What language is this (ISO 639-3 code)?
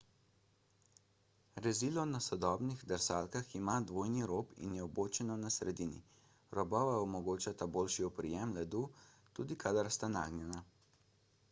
slv